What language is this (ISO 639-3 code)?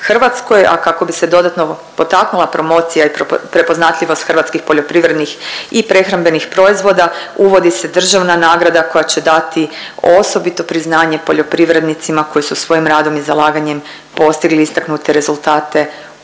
hrv